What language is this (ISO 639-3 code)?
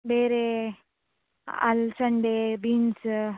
kan